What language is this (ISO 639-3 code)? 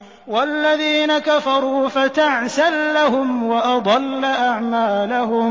ara